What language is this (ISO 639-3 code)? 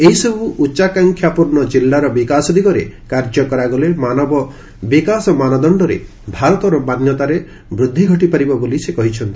ori